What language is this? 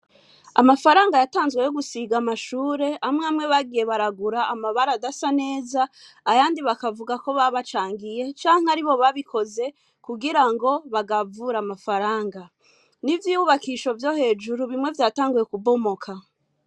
Rundi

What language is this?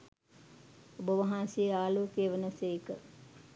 Sinhala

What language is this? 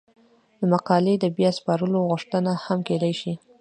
Pashto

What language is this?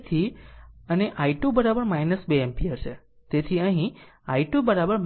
Gujarati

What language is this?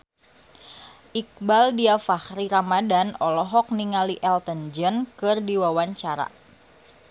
Sundanese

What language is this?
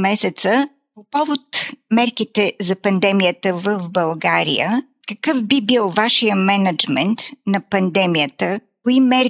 Bulgarian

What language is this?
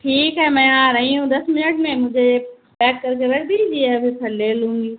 Urdu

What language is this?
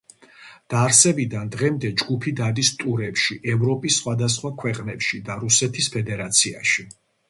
Georgian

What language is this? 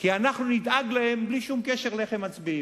Hebrew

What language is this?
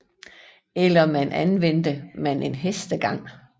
Danish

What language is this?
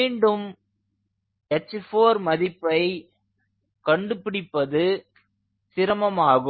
Tamil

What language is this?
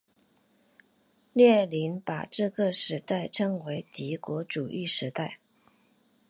Chinese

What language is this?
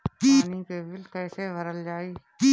Bhojpuri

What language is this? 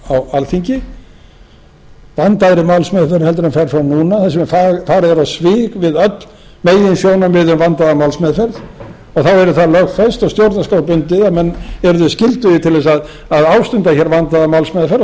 Icelandic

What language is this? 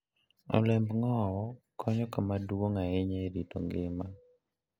Luo (Kenya and Tanzania)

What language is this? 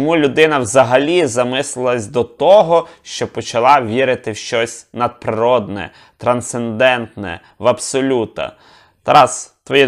Ukrainian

